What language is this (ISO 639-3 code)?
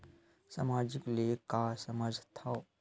hne